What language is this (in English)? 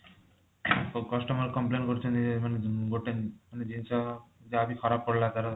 Odia